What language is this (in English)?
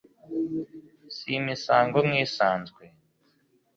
Kinyarwanda